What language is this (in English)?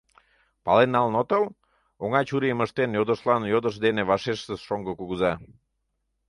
Mari